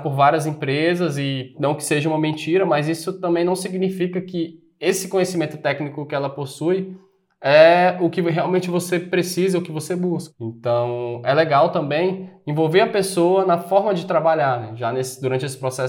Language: Portuguese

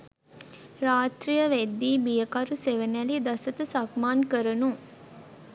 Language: Sinhala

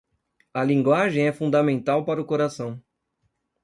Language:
Portuguese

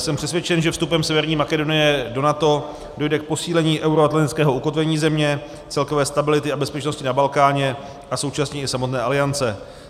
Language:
Czech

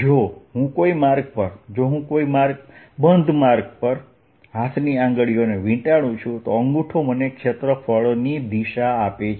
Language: Gujarati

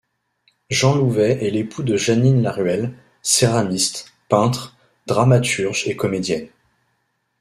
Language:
French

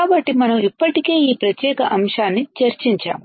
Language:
Telugu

